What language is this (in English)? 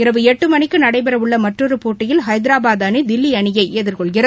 Tamil